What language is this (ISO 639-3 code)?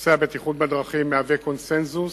heb